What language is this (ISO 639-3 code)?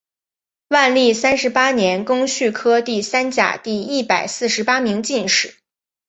zho